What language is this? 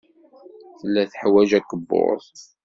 Kabyle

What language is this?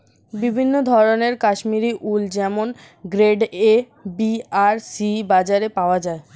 Bangla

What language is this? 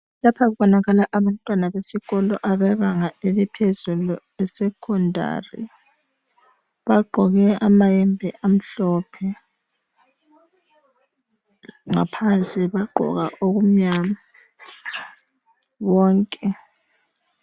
North Ndebele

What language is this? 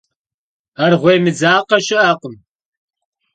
Kabardian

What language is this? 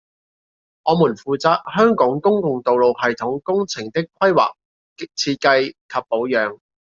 Cantonese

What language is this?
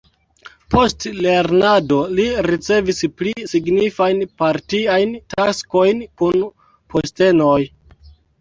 Esperanto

